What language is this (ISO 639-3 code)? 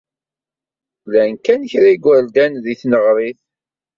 kab